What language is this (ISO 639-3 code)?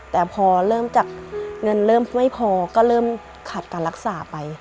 tha